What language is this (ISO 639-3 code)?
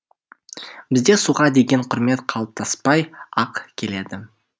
kaz